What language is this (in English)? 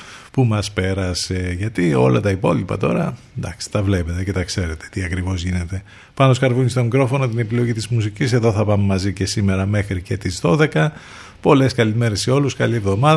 Greek